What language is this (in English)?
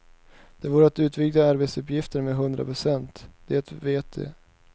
Swedish